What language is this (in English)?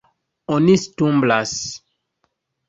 Esperanto